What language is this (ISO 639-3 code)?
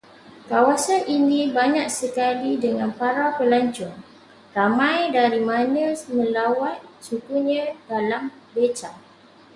msa